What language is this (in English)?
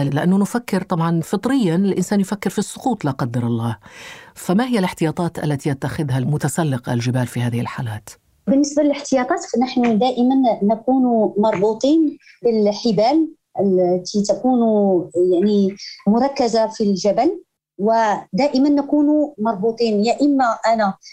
Arabic